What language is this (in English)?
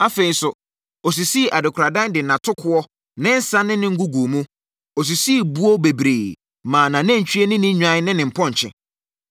Akan